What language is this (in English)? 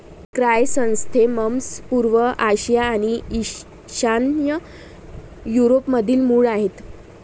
Marathi